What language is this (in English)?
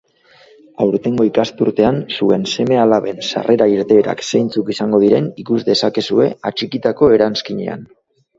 Basque